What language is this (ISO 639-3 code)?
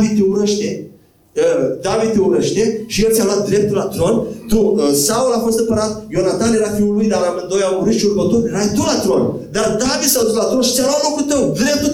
ron